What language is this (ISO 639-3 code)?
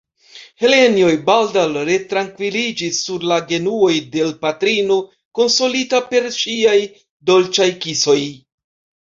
epo